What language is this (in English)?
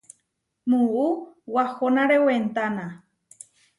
Huarijio